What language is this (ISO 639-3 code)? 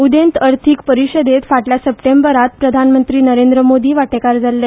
kok